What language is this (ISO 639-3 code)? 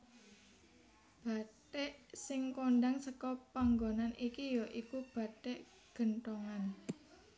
jav